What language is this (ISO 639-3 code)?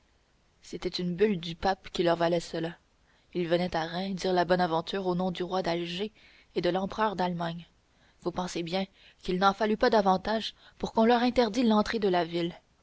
fra